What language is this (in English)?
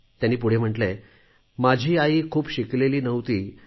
Marathi